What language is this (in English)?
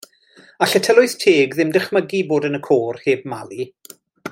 Welsh